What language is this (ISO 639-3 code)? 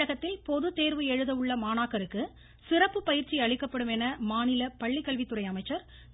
tam